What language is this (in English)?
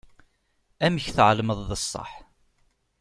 Kabyle